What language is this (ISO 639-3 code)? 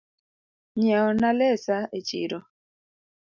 luo